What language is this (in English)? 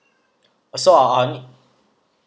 English